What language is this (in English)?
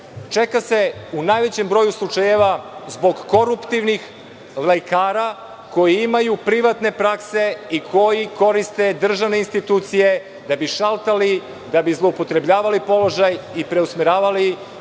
Serbian